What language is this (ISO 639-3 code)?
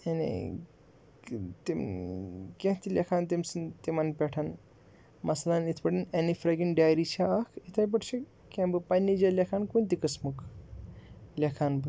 kas